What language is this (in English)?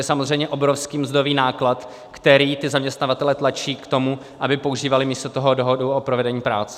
Czech